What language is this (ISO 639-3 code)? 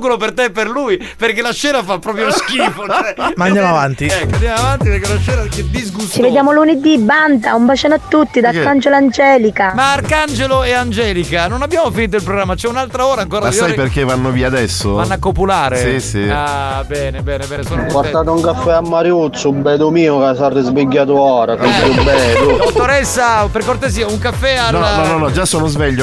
ita